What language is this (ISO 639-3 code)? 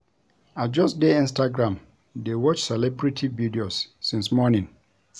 pcm